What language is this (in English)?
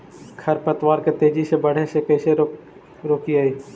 Magahi